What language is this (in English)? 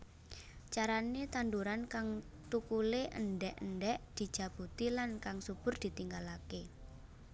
Javanese